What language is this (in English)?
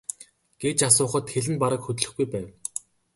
Mongolian